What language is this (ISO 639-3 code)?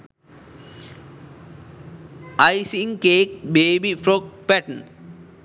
sin